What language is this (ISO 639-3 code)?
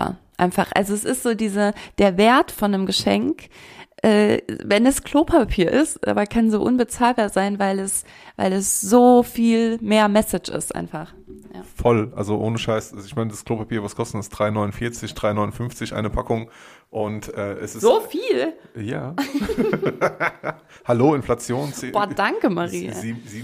deu